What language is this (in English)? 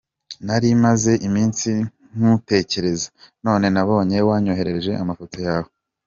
Kinyarwanda